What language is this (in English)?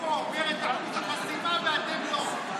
Hebrew